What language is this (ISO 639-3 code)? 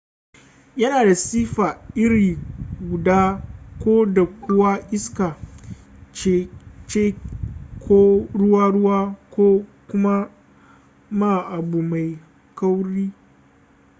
hau